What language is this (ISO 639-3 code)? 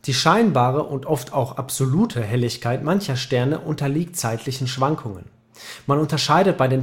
deu